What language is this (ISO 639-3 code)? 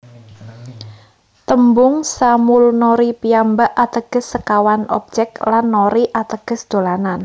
jav